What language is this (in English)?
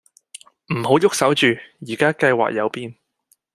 Cantonese